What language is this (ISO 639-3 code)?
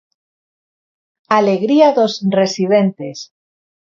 glg